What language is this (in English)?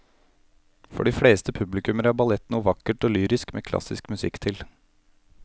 Norwegian